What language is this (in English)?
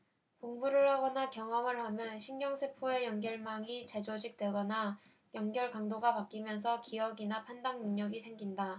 Korean